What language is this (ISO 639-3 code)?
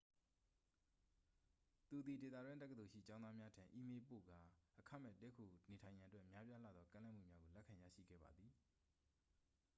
mya